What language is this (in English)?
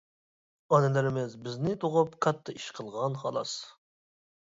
Uyghur